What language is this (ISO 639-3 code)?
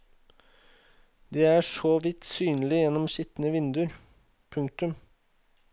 nor